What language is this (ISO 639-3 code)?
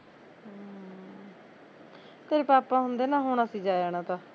pan